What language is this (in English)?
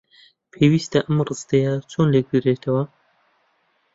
Central Kurdish